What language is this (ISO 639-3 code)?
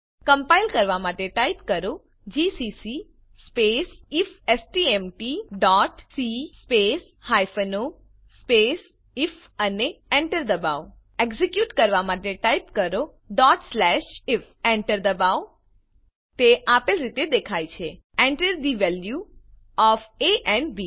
guj